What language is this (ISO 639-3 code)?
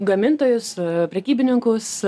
lit